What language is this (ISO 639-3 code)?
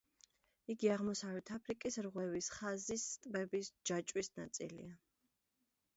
kat